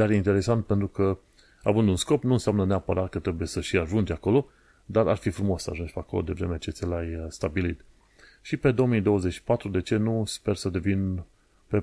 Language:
Romanian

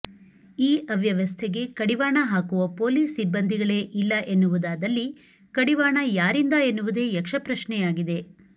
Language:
Kannada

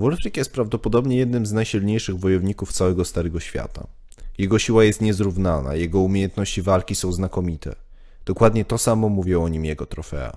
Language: Polish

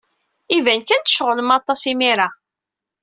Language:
Kabyle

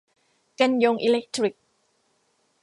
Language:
Thai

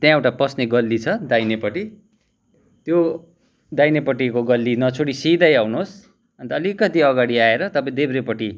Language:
Nepali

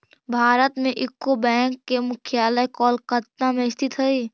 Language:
Magahi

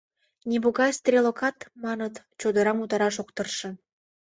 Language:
Mari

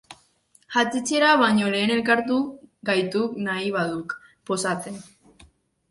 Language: Basque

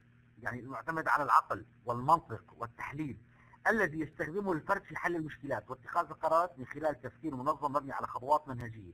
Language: Arabic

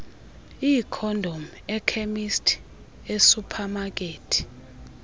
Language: Xhosa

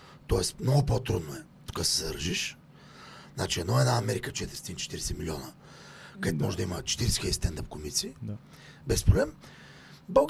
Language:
Bulgarian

